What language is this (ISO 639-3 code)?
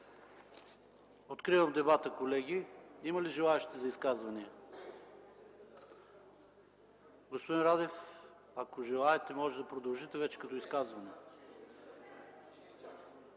bul